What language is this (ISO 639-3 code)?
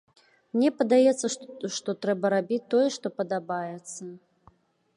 bel